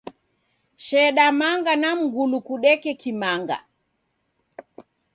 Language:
Taita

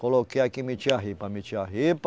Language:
Portuguese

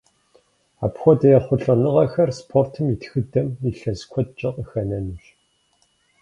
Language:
Kabardian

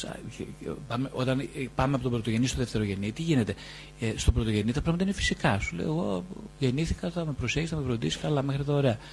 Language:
Greek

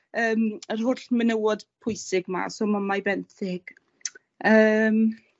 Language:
Welsh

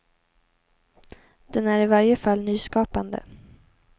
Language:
Swedish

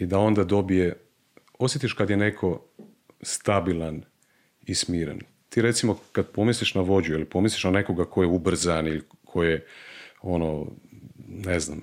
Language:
Croatian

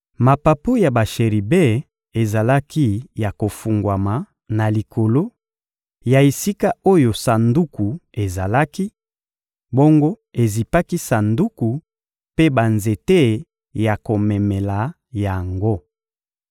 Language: Lingala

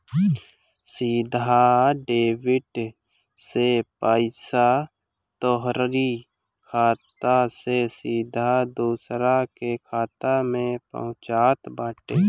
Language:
Bhojpuri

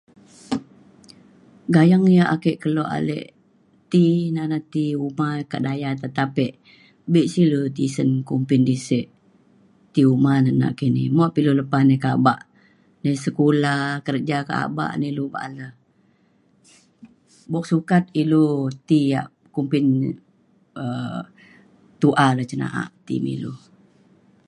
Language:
Mainstream Kenyah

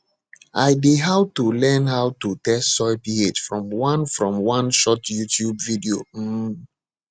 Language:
Nigerian Pidgin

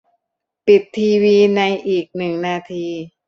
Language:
Thai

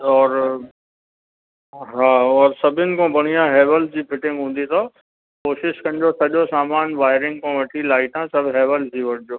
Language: Sindhi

